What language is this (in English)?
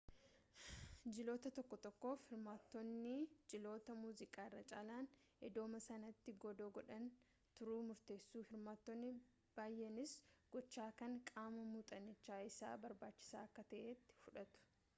Oromo